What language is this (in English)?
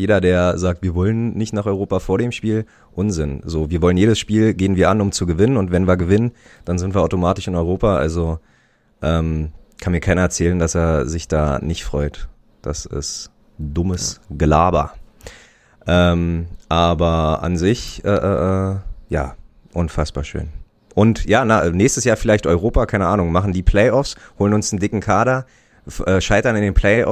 German